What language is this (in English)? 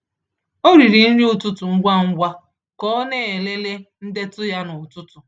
Igbo